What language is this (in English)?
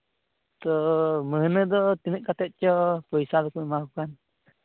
Santali